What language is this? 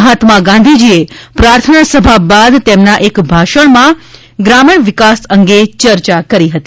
Gujarati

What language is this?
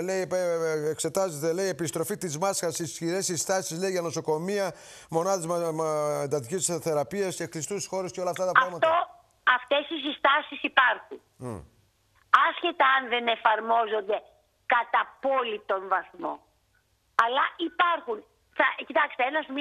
Greek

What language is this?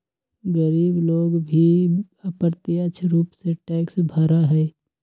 Magahi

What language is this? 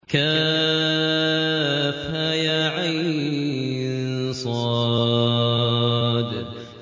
Arabic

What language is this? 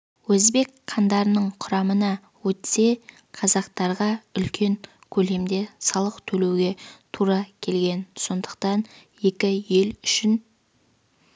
Kazakh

